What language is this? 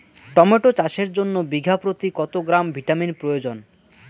Bangla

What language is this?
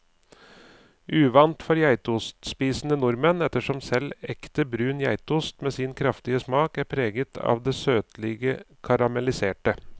Norwegian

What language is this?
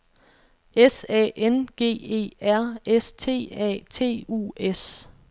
Danish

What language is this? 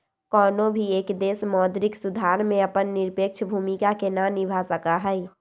Magahi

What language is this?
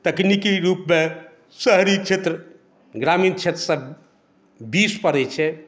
Maithili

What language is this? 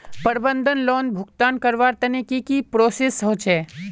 Magahi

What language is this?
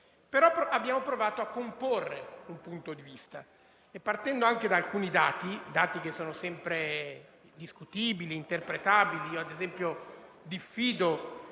Italian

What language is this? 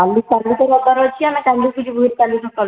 Odia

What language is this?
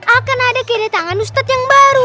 Indonesian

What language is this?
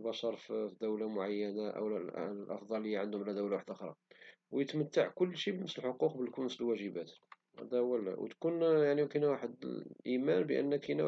Moroccan Arabic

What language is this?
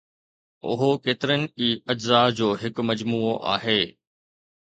Sindhi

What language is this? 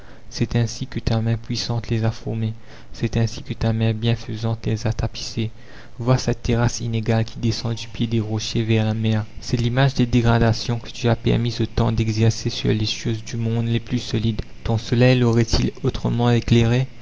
French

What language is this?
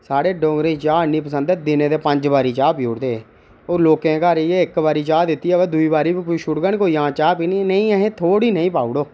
Dogri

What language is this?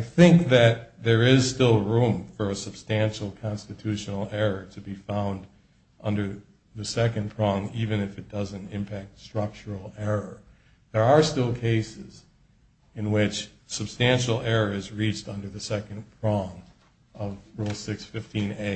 English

